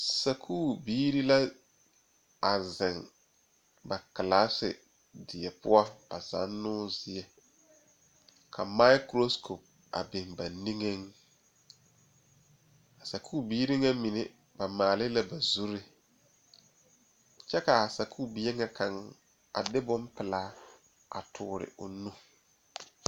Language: Southern Dagaare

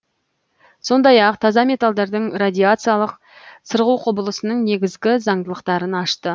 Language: Kazakh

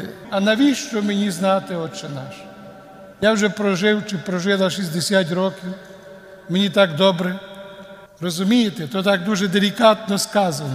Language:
Ukrainian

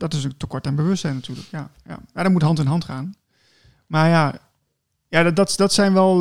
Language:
Dutch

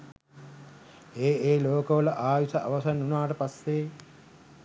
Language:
Sinhala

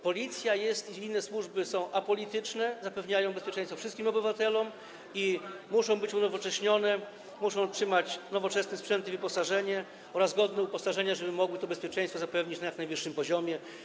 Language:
Polish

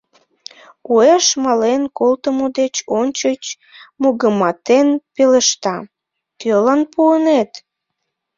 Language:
Mari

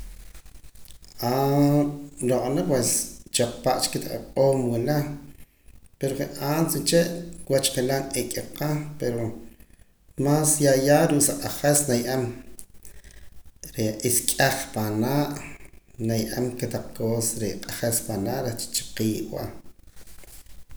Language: Poqomam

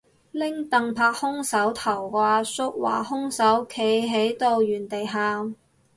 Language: Cantonese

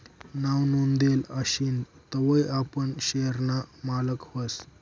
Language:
Marathi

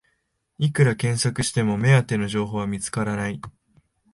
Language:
Japanese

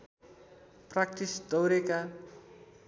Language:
Nepali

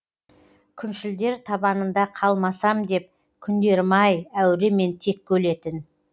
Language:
Kazakh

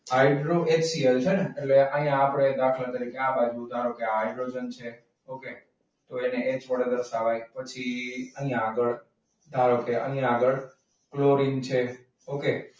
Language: Gujarati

